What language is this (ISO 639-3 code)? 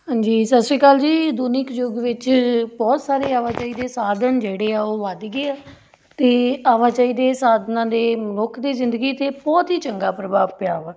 pan